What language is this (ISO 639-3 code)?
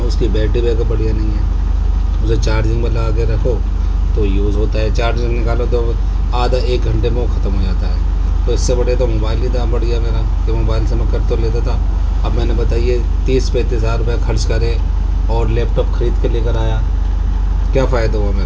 urd